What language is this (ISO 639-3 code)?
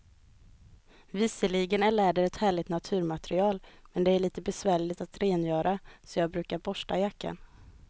swe